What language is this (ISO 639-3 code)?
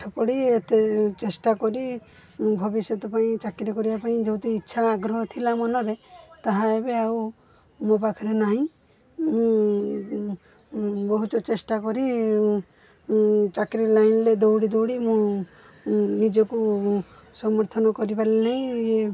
ori